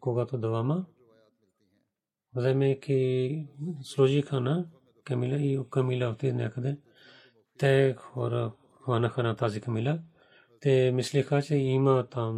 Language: Bulgarian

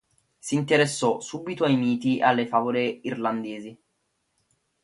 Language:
Italian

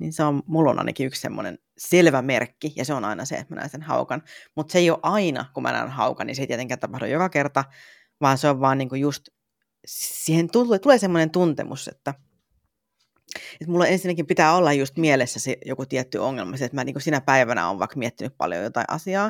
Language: Finnish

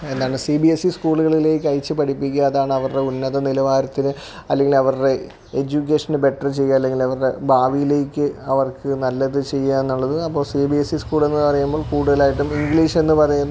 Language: Malayalam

